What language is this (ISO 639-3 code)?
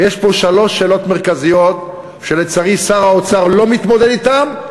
heb